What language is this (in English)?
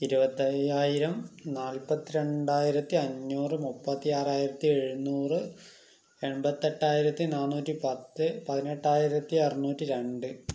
Malayalam